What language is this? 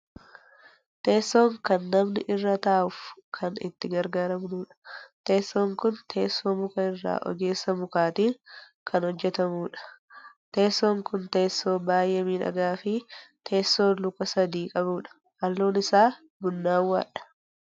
Oromo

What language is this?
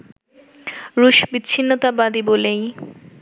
Bangla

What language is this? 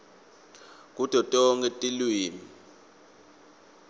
Swati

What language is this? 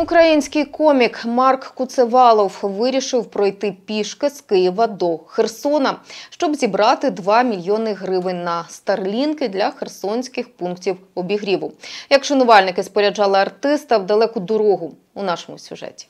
Ukrainian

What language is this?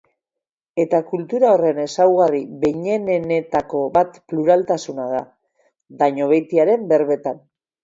Basque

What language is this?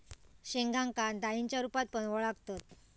Marathi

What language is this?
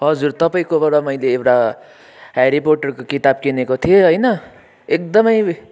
Nepali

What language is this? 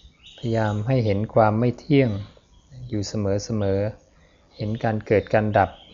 Thai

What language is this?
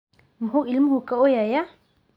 Somali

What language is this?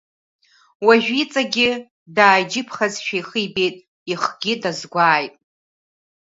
Abkhazian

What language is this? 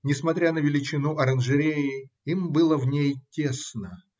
Russian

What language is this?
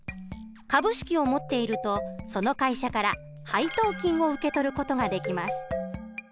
Japanese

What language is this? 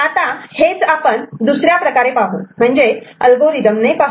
Marathi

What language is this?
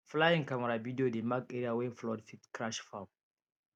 Nigerian Pidgin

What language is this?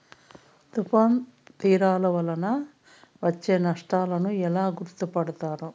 Telugu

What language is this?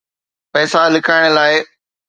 Sindhi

